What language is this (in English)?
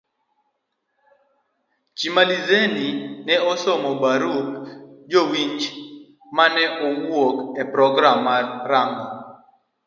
Luo (Kenya and Tanzania)